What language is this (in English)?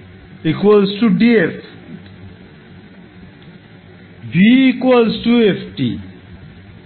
Bangla